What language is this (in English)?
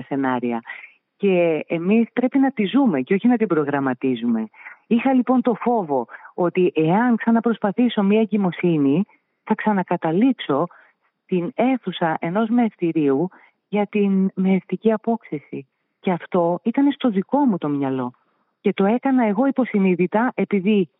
Greek